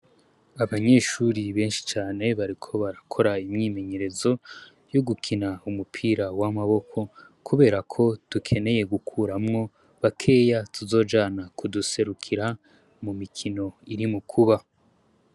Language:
Rundi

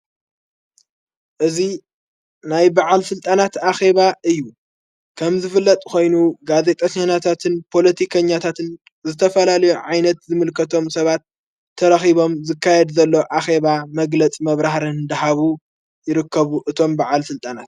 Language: Tigrinya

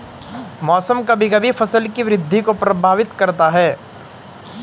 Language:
Hindi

